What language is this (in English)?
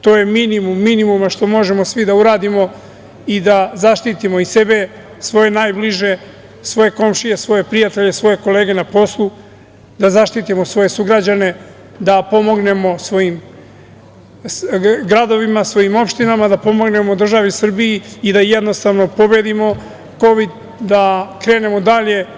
Serbian